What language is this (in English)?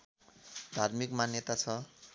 Nepali